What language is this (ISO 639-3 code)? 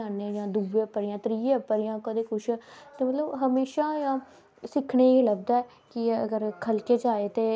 doi